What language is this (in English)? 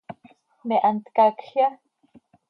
Seri